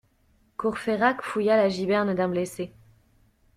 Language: French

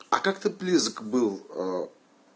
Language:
Russian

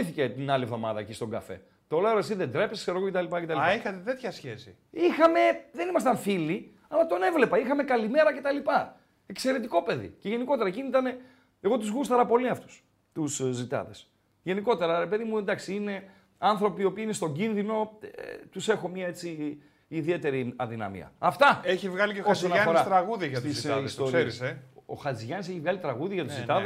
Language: Greek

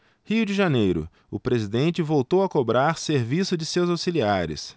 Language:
Portuguese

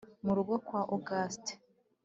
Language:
Kinyarwanda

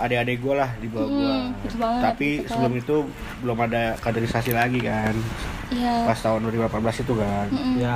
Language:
Indonesian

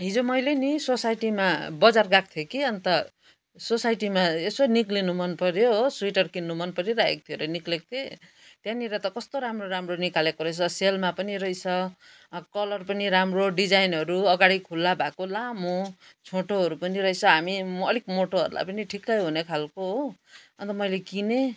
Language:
Nepali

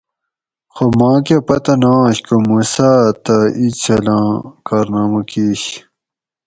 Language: Gawri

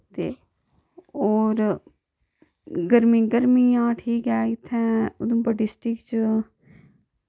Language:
Dogri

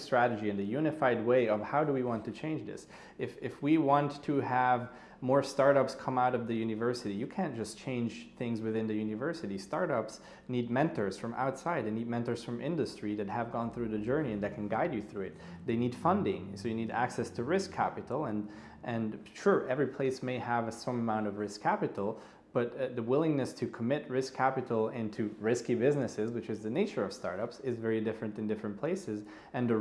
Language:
English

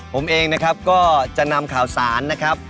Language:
Thai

